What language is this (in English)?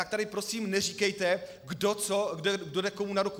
Czech